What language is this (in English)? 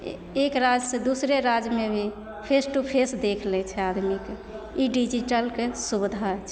Maithili